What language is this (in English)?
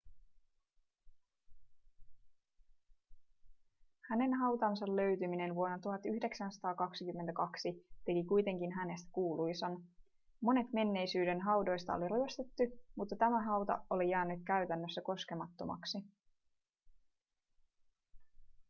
Finnish